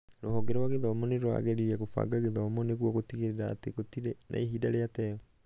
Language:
Kikuyu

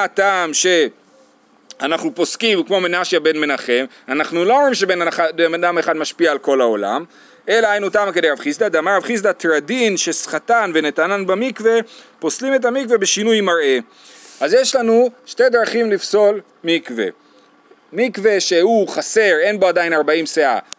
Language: Hebrew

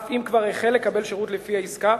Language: Hebrew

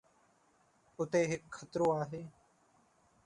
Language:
Sindhi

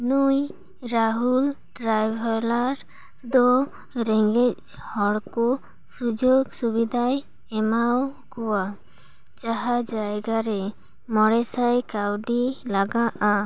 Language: Santali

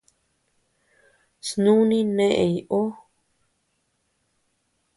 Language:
Tepeuxila Cuicatec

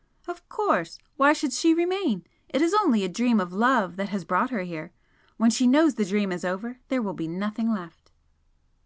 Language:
English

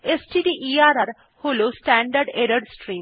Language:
Bangla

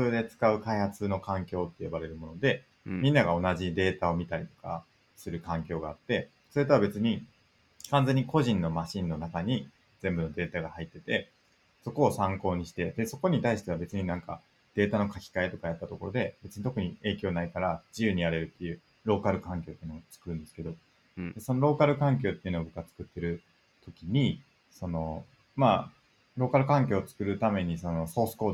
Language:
Japanese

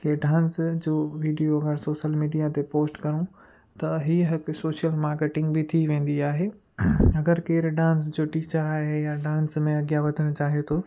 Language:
Sindhi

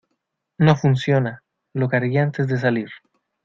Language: Spanish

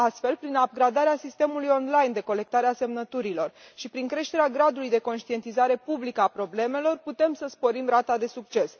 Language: Romanian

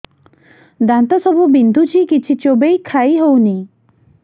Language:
Odia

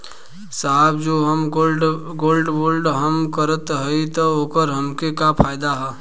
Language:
Bhojpuri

